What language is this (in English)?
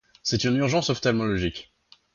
French